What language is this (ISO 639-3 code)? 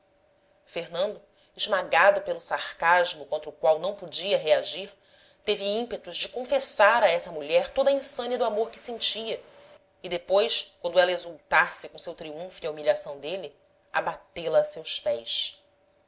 por